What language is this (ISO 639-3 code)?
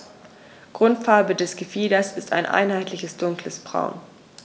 deu